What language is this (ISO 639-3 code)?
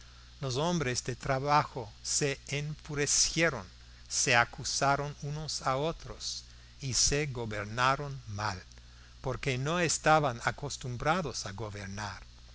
spa